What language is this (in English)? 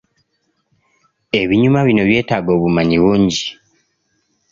Ganda